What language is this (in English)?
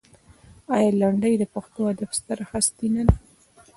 Pashto